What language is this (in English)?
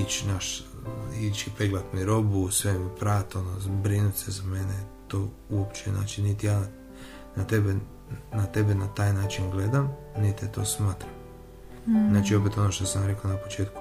Croatian